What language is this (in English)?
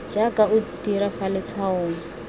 Tswana